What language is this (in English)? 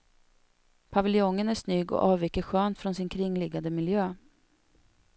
Swedish